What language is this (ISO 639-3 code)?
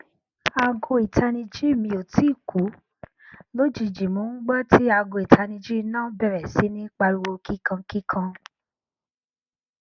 yor